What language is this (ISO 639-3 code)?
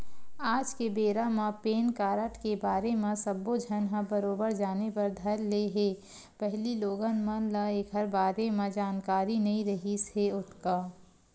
hne